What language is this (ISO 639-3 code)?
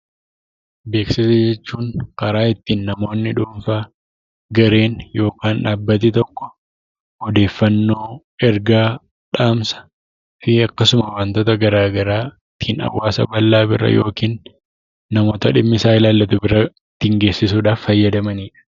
orm